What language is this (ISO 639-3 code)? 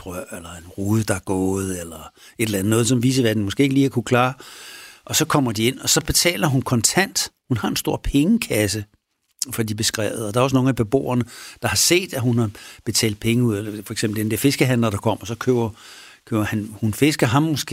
dan